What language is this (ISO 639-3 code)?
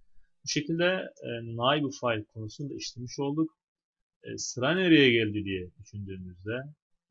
tur